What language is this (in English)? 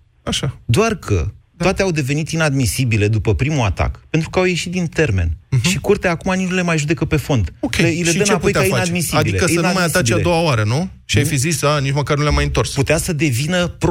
Romanian